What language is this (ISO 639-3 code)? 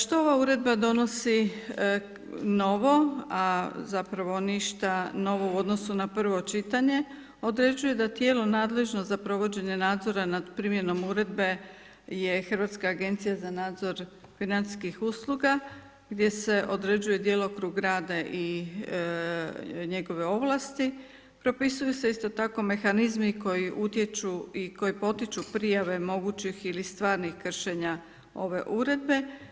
hrv